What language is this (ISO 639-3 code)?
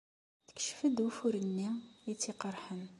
kab